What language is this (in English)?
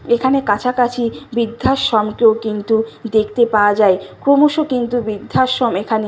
Bangla